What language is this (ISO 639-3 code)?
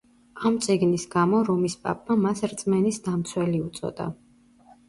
kat